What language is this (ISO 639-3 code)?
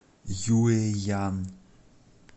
rus